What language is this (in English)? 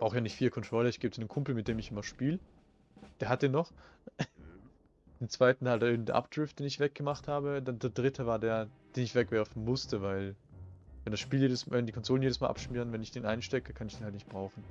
German